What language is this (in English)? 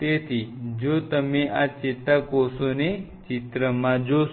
Gujarati